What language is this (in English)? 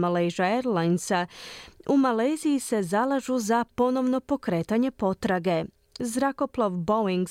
Croatian